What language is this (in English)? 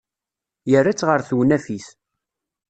Kabyle